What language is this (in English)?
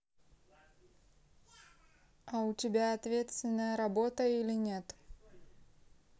Russian